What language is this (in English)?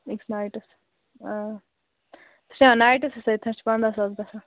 Kashmiri